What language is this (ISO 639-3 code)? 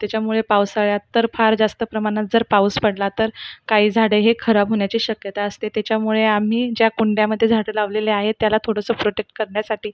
mar